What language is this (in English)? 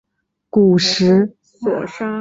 Chinese